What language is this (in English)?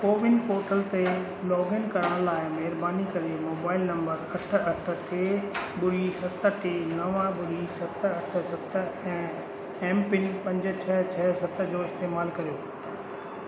Sindhi